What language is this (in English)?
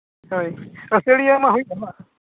Santali